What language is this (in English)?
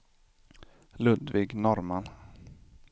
Swedish